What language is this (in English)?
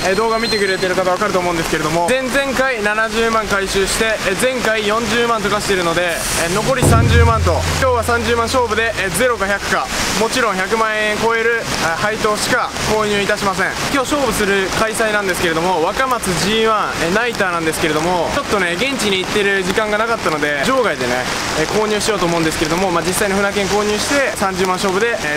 Japanese